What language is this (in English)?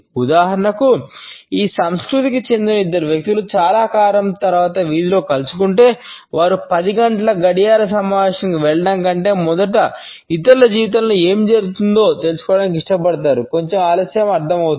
Telugu